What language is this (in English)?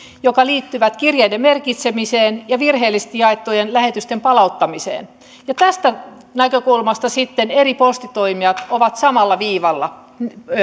Finnish